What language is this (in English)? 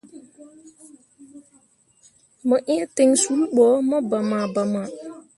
Mundang